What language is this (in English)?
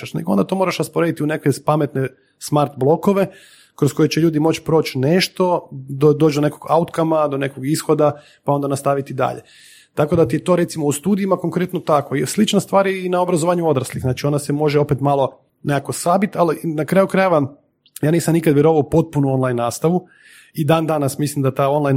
Croatian